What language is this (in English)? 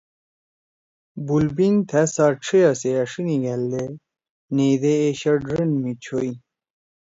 Torwali